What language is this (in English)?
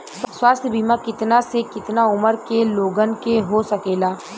Bhojpuri